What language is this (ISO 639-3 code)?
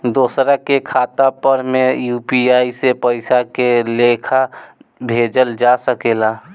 bho